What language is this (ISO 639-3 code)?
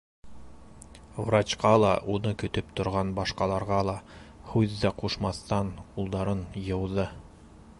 bak